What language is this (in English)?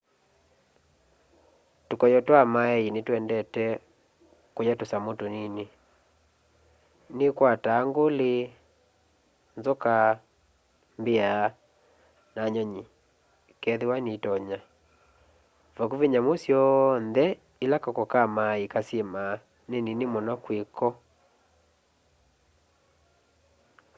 Kamba